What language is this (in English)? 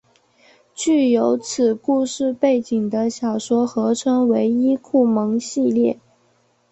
Chinese